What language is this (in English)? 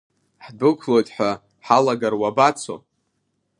Abkhazian